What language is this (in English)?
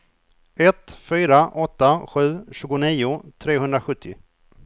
Swedish